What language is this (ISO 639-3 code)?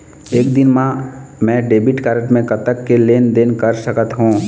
hne